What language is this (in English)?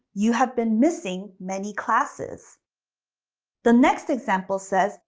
English